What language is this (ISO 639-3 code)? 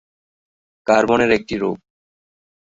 ben